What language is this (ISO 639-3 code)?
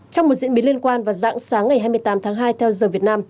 vie